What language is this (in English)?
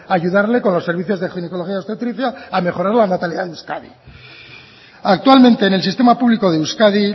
Spanish